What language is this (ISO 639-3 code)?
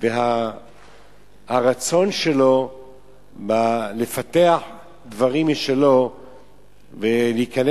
heb